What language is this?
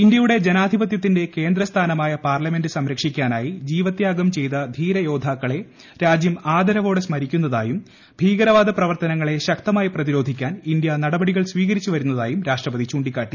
Malayalam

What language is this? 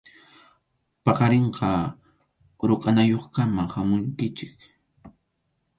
Arequipa-La Unión Quechua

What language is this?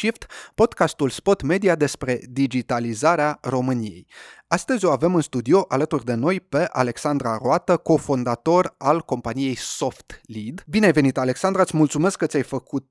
Romanian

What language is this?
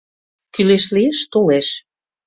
Mari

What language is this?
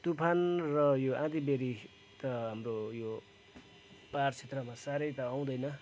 Nepali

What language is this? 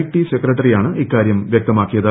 Malayalam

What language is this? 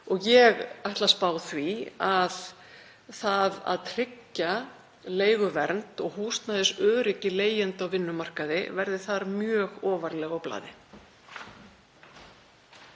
Icelandic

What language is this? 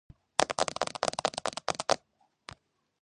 Georgian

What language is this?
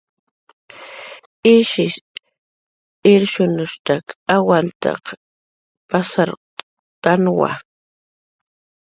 Jaqaru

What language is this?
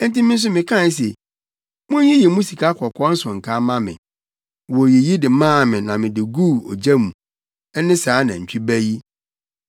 Akan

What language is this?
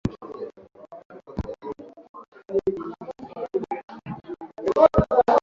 Swahili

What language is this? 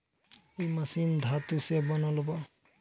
Bhojpuri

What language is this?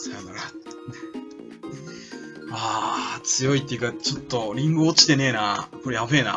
Japanese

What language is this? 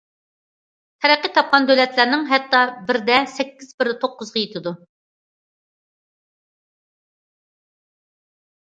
Uyghur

